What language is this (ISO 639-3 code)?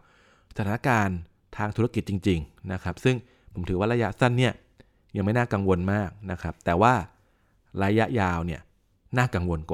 tha